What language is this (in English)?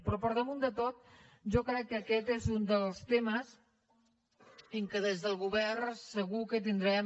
Catalan